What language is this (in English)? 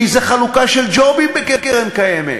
Hebrew